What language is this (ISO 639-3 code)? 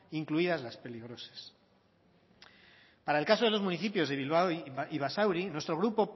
spa